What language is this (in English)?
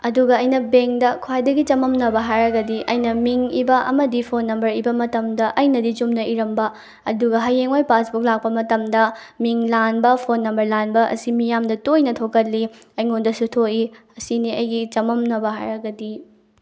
Manipuri